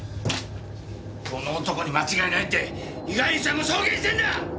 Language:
Japanese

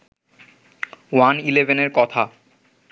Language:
Bangla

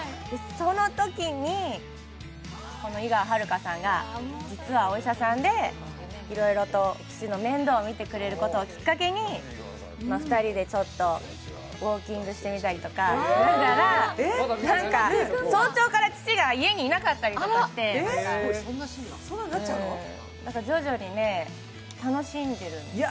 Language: Japanese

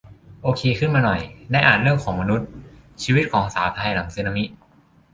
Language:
Thai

